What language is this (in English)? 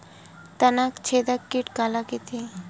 Chhattisgarhi